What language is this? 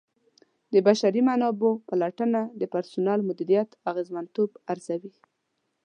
Pashto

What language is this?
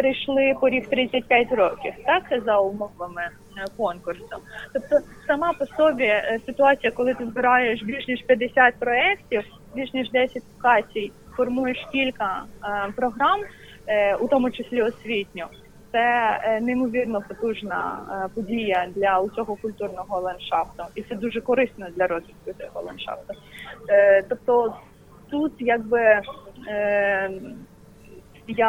Ukrainian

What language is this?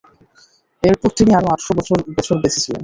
Bangla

